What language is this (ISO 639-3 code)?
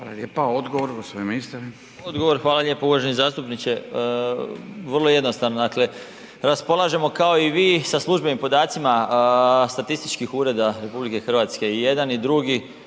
hrv